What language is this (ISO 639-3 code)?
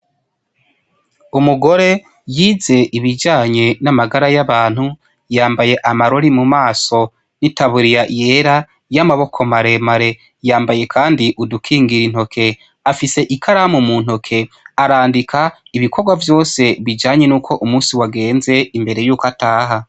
run